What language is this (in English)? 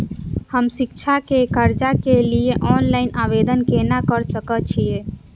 Maithili